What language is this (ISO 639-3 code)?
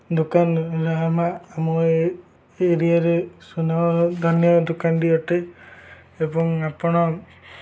ori